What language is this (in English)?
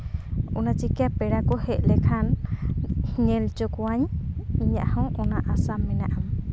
Santali